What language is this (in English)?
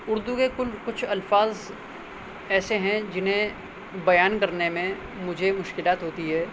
Urdu